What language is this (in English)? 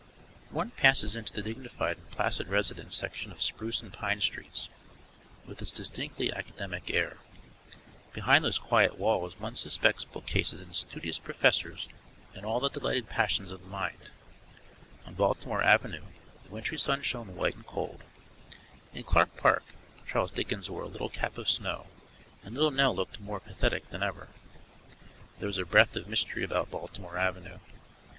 English